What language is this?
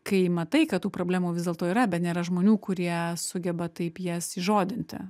Lithuanian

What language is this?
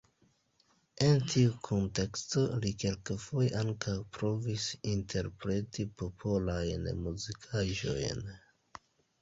Esperanto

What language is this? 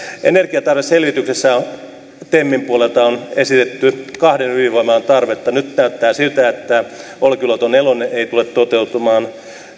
Finnish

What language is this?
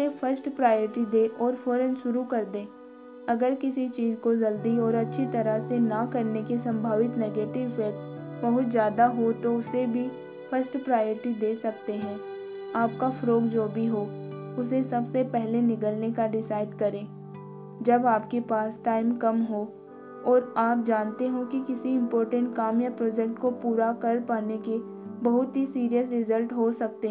Hindi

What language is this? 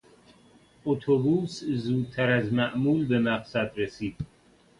Persian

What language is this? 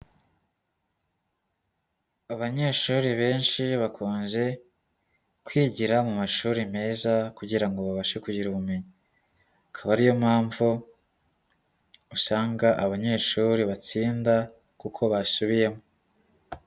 Kinyarwanda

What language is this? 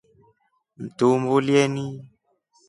Rombo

